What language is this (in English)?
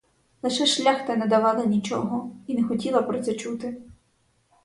Ukrainian